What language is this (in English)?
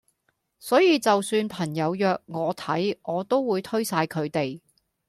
Cantonese